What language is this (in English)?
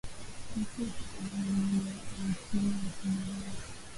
Swahili